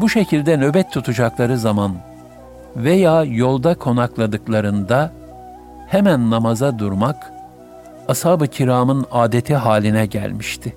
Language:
Turkish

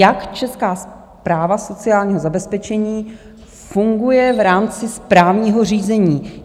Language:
Czech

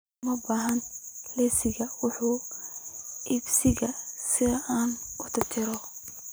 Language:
Somali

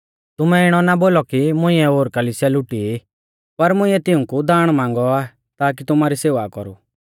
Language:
Mahasu Pahari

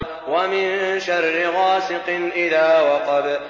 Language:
Arabic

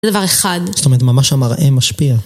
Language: Hebrew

